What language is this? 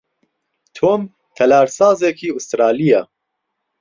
Central Kurdish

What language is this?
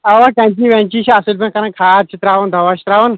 Kashmiri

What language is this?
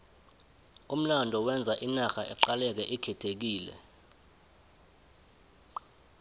South Ndebele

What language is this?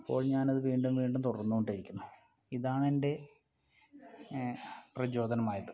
Malayalam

